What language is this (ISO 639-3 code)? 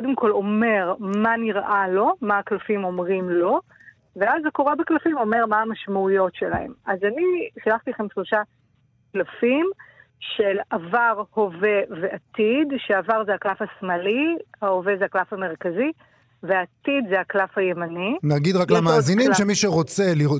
heb